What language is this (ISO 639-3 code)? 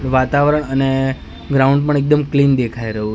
guj